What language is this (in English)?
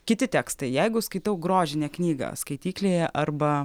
Lithuanian